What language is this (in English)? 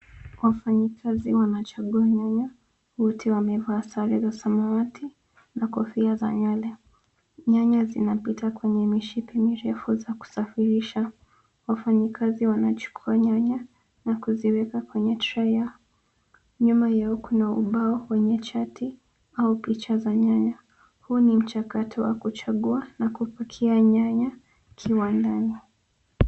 Swahili